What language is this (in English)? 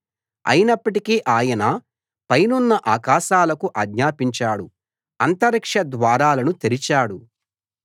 Telugu